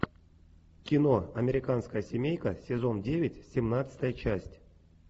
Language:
Russian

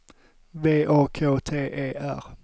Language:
Swedish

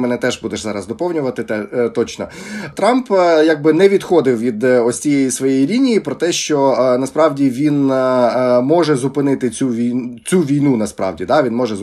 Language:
Ukrainian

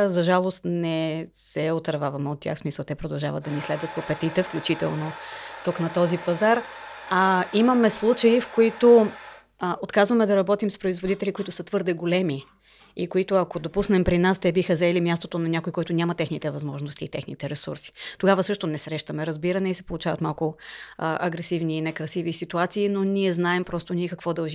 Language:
Bulgarian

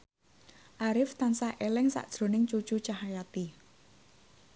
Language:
Javanese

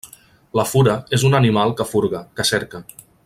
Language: Catalan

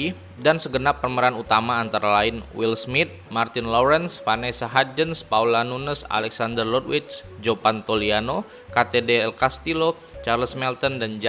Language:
Indonesian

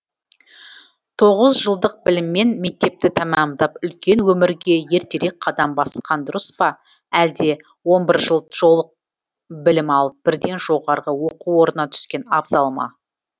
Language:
Kazakh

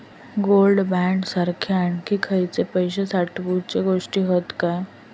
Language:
Marathi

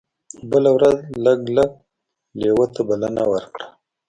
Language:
Pashto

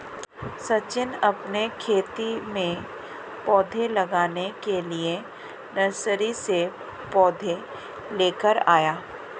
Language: Hindi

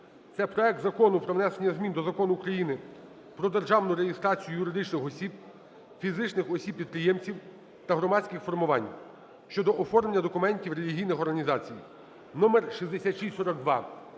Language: Ukrainian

